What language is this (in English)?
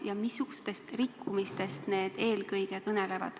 Estonian